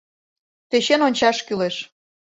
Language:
Mari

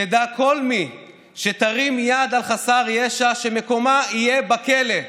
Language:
Hebrew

